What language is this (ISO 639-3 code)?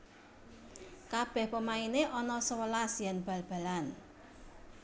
jav